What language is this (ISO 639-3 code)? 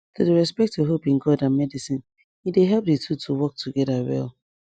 pcm